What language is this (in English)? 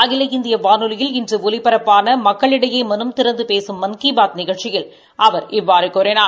Tamil